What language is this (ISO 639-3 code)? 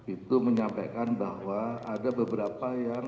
ind